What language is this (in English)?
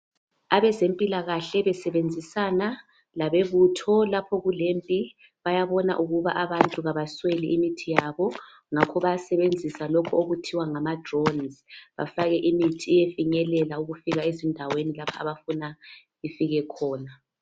North Ndebele